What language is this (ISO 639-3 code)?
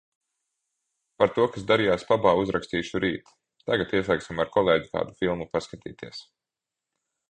lav